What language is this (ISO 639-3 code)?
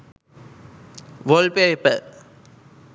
sin